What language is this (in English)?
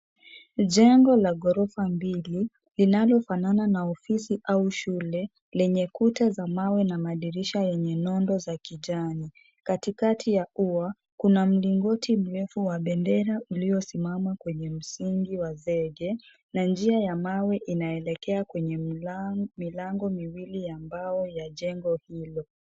Swahili